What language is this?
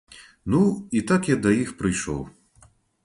Belarusian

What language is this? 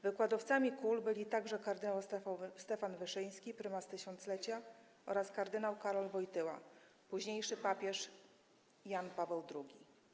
Polish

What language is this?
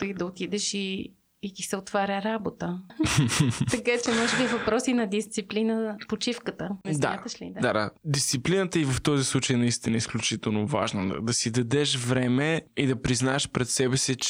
Bulgarian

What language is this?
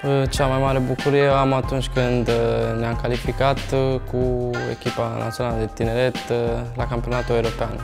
Romanian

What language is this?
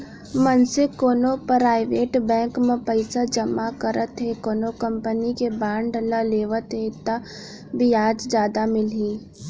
Chhattisgarhi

